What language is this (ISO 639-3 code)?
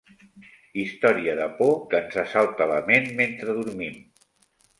cat